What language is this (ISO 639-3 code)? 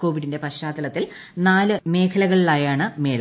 mal